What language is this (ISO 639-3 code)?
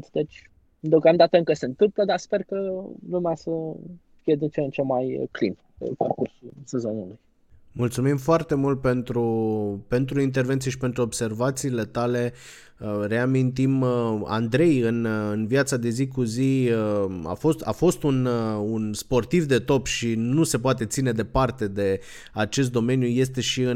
ron